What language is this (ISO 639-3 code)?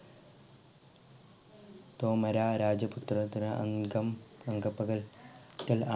mal